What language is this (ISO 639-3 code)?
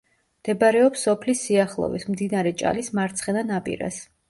kat